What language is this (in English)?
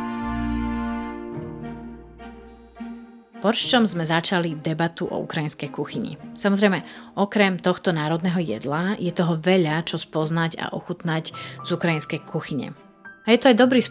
Slovak